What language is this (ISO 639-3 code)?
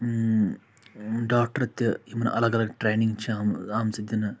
kas